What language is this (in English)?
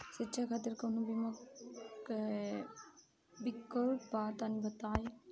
Bhojpuri